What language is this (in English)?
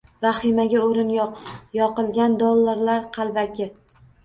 Uzbek